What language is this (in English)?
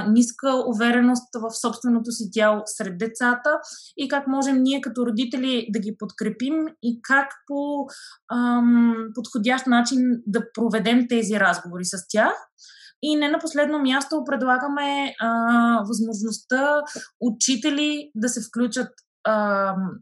Bulgarian